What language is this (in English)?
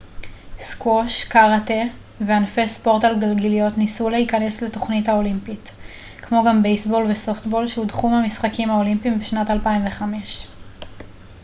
Hebrew